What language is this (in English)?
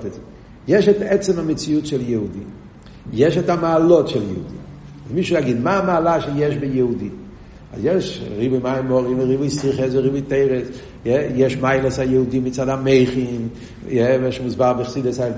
Hebrew